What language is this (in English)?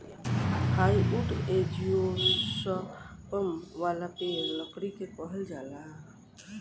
Bhojpuri